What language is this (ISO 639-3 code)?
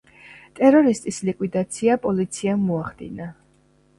kat